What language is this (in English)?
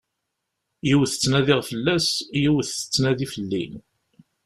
Kabyle